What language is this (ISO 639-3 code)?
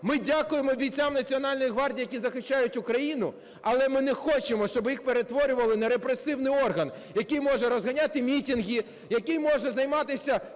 ukr